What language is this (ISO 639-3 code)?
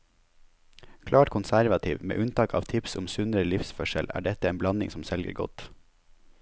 nor